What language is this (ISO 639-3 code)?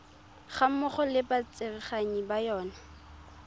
tsn